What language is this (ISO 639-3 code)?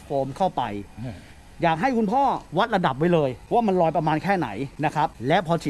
tha